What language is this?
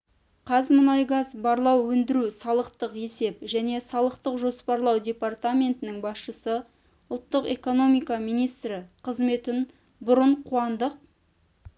Kazakh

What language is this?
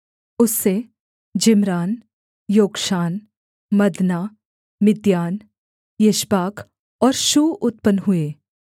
Hindi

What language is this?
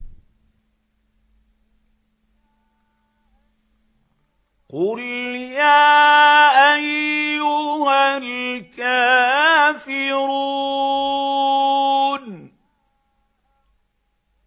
Arabic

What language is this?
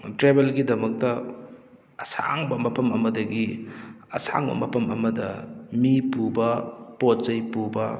Manipuri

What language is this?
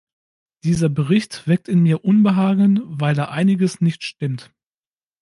German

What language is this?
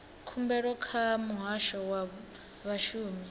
Venda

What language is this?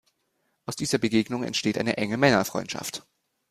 German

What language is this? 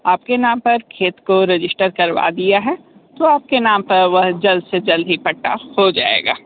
Hindi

